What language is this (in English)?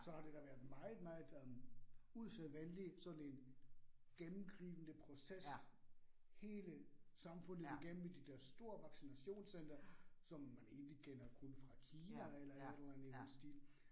Danish